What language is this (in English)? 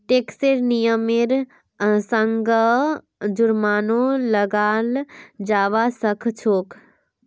Magahi